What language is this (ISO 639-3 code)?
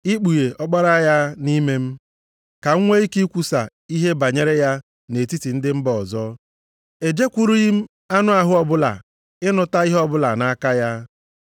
ibo